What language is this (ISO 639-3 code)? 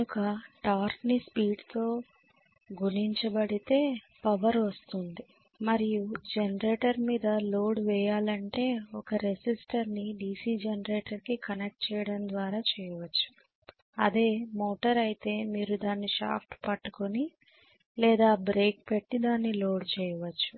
tel